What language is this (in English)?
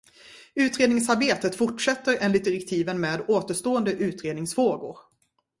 Swedish